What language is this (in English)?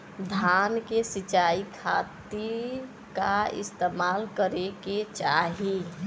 Bhojpuri